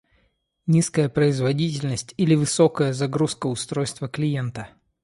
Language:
Russian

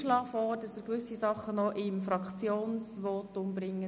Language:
Swiss German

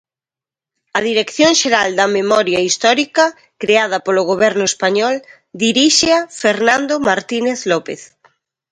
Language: Galician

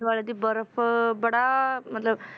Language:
Punjabi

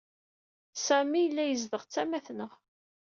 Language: Kabyle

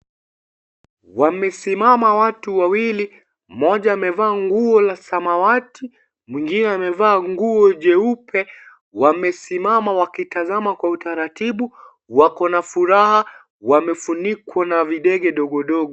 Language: Swahili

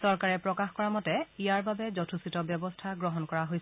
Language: Assamese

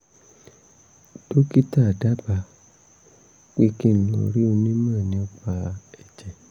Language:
Yoruba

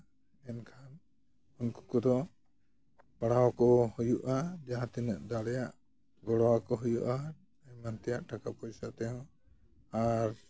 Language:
Santali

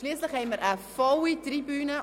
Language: Swiss German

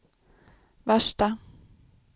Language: Swedish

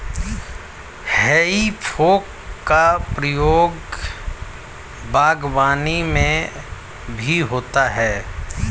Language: Hindi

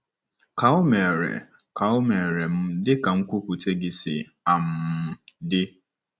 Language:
Igbo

